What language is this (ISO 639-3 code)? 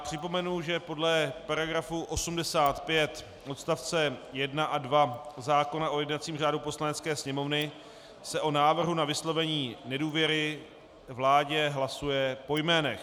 ces